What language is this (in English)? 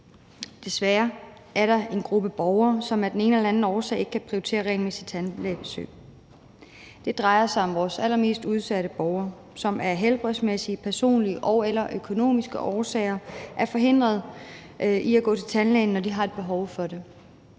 Danish